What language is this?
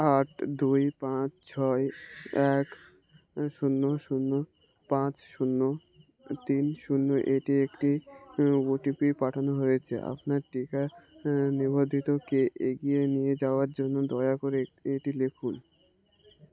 Bangla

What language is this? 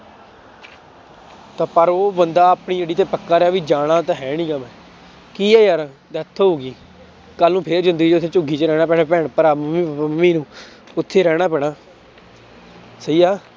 Punjabi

